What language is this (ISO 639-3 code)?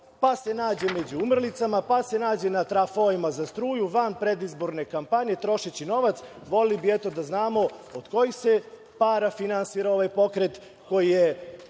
srp